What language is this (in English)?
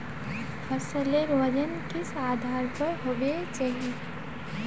Magahi